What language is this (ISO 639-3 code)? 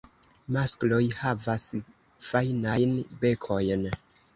epo